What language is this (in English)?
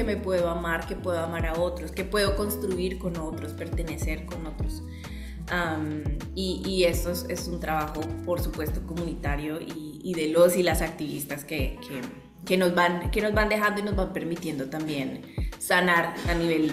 Spanish